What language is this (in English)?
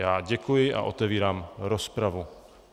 Czech